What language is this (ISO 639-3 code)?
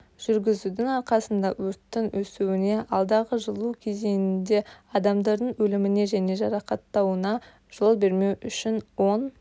kaz